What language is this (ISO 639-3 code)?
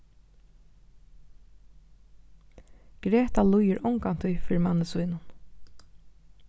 fao